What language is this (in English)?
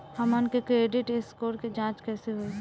Bhojpuri